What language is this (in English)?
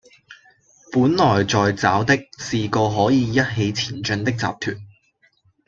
Chinese